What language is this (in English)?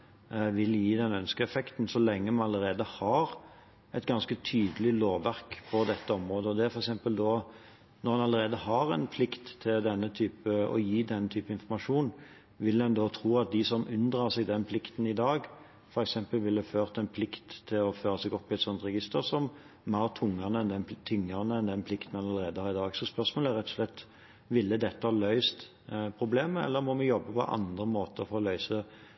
Norwegian Bokmål